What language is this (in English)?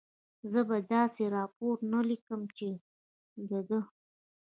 Pashto